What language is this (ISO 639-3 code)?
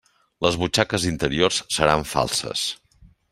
cat